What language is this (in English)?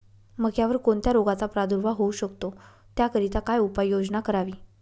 Marathi